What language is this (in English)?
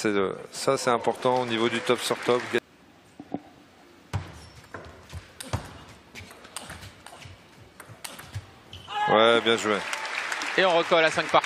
French